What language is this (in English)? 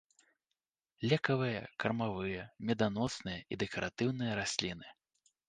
Belarusian